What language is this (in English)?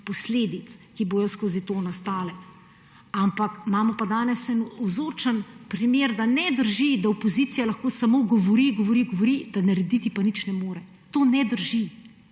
Slovenian